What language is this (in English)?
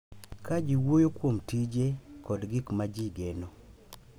Luo (Kenya and Tanzania)